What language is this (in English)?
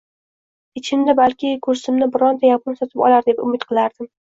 Uzbek